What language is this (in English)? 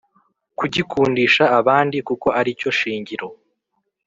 Kinyarwanda